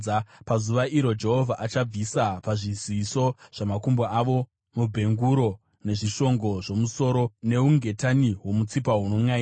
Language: Shona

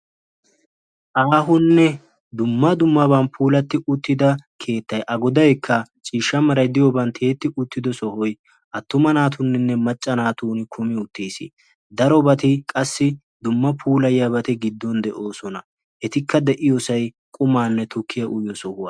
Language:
Wolaytta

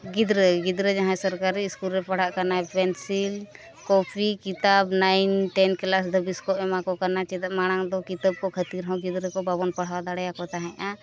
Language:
Santali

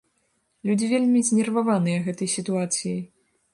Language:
Belarusian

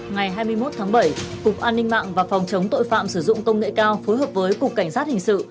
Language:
Vietnamese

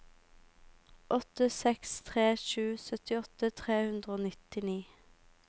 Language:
Norwegian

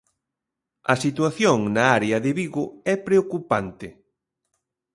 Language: Galician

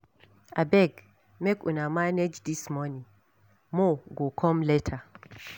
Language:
Nigerian Pidgin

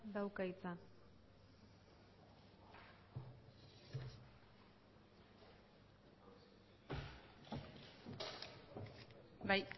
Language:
Basque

